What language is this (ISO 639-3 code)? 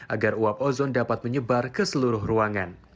ind